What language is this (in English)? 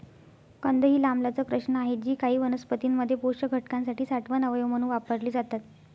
Marathi